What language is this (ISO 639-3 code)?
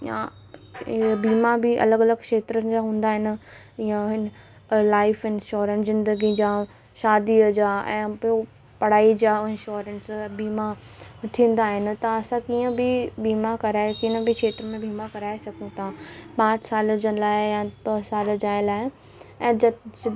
snd